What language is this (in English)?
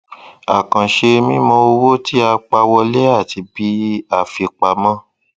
Yoruba